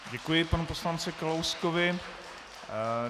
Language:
Czech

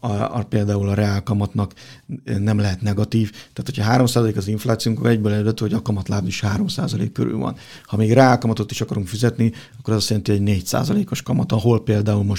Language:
Hungarian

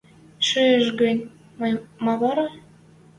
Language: Western Mari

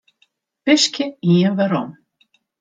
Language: Western Frisian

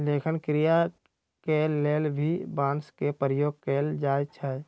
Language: Magahi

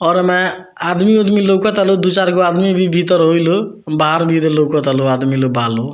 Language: Bhojpuri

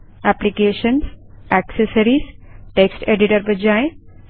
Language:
Hindi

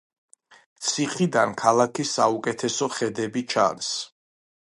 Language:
Georgian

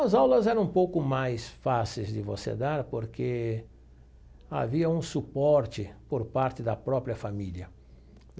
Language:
Portuguese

